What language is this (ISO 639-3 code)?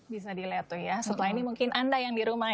ind